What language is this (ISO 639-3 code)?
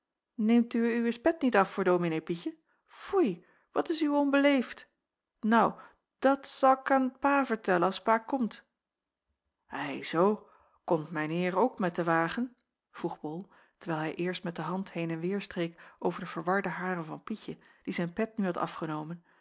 nld